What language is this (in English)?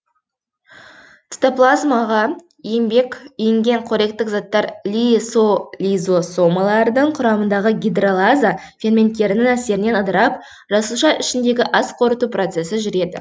Kazakh